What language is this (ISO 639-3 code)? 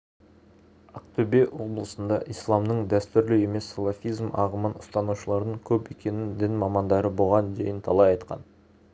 kaz